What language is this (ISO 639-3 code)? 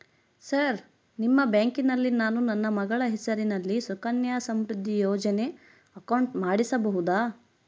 kan